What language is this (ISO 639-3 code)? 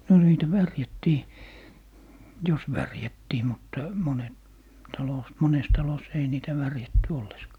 fin